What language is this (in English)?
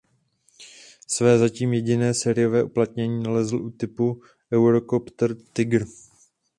Czech